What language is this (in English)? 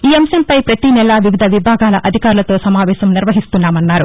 Telugu